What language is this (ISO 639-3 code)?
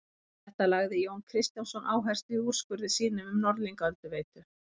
isl